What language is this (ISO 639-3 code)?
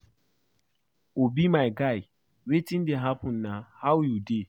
pcm